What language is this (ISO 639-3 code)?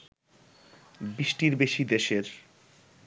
ben